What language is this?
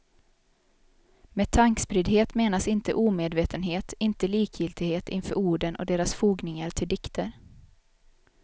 Swedish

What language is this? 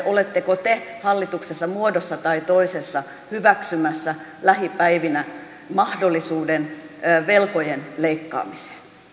Finnish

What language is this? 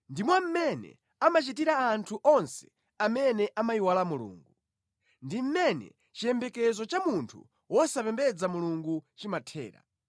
Nyanja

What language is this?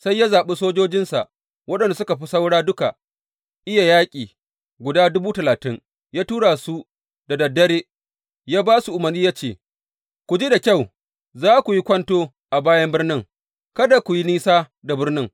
Hausa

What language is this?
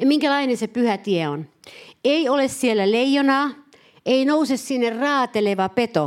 Finnish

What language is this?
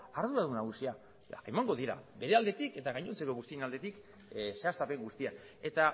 Basque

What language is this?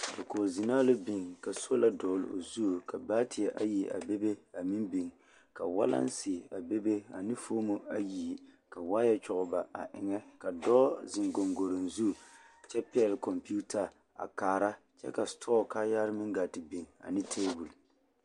Southern Dagaare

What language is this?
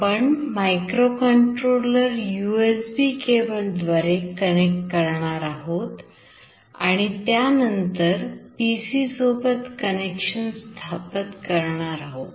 Marathi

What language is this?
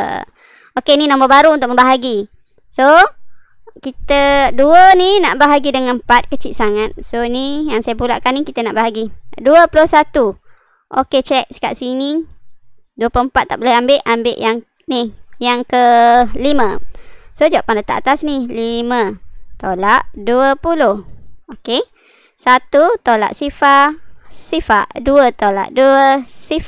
Malay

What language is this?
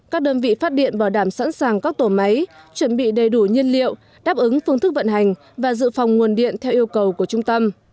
Vietnamese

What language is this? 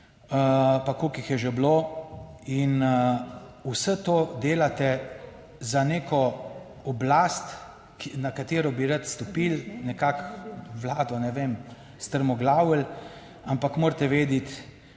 Slovenian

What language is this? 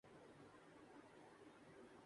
Urdu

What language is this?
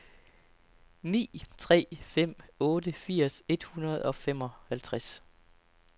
Danish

